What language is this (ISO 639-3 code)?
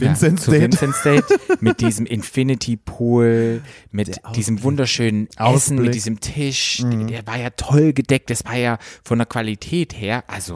deu